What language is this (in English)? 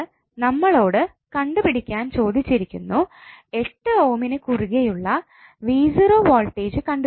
Malayalam